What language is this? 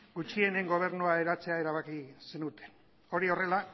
Basque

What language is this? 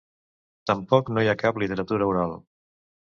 Catalan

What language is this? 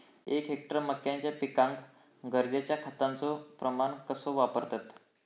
Marathi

